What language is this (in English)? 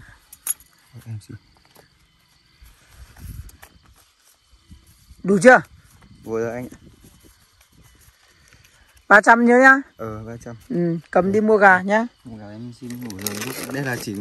Vietnamese